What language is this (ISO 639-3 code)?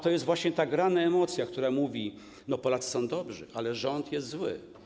pol